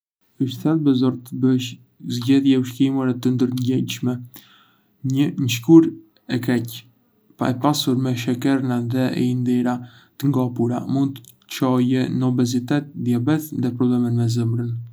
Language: Arbëreshë Albanian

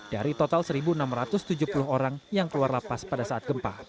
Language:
Indonesian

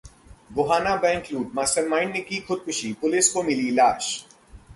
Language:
Hindi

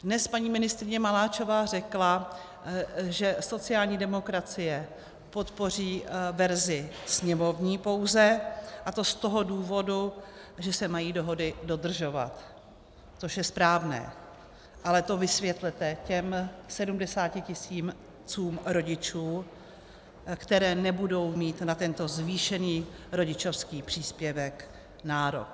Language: Czech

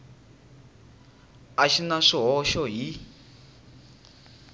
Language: Tsonga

